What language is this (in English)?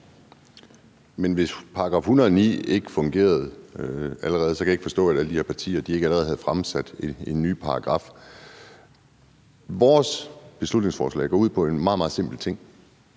Danish